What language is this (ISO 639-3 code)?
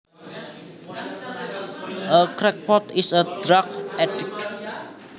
jav